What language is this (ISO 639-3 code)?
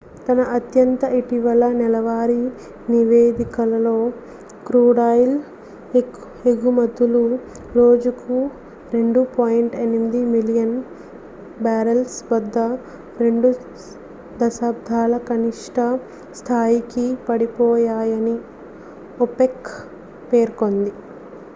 tel